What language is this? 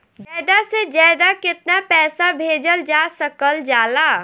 Bhojpuri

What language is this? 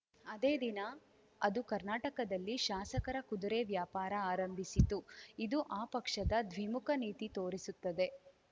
Kannada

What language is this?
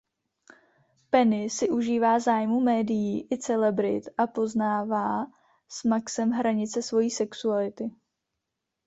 Czech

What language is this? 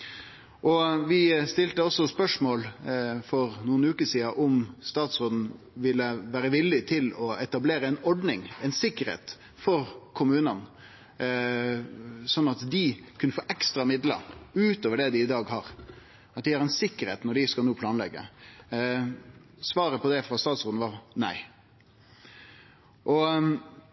Norwegian Nynorsk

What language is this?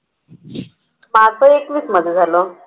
Marathi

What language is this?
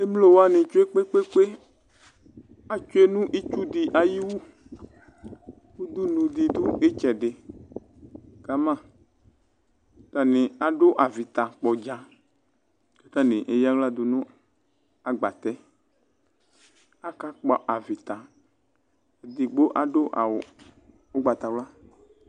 Ikposo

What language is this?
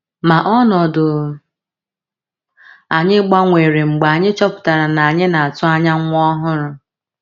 Igbo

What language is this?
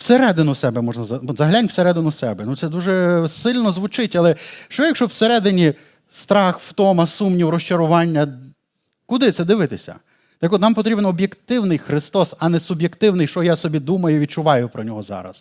Ukrainian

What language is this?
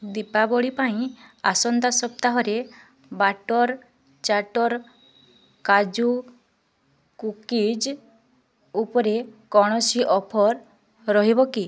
Odia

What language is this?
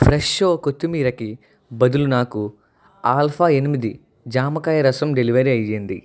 Telugu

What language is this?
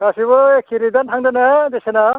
Bodo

